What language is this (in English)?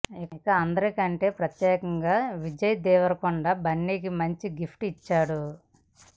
Telugu